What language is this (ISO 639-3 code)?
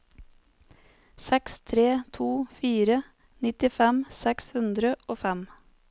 nor